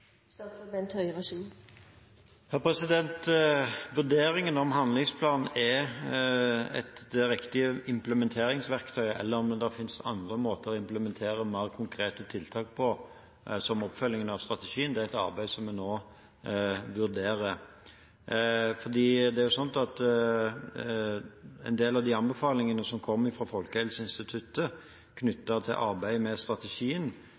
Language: Norwegian Bokmål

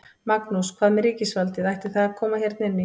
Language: Icelandic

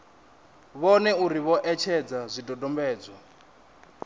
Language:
Venda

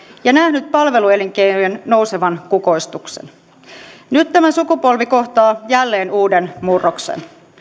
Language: Finnish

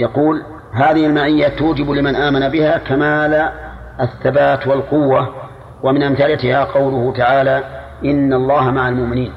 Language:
Arabic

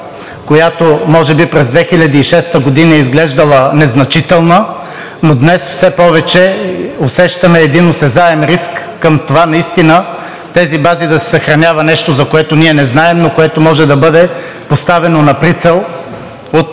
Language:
Bulgarian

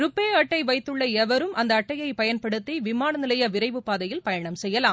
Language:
Tamil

